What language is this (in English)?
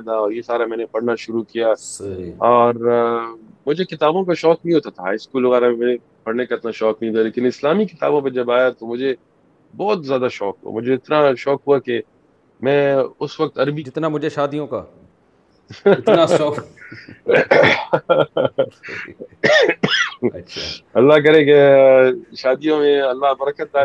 Urdu